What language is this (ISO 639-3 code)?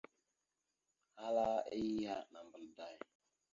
mxu